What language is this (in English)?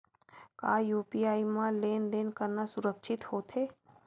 Chhattisgarhi